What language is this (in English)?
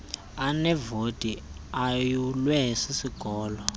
Xhosa